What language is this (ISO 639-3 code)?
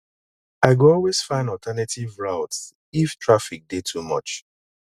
pcm